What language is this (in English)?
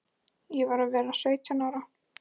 Icelandic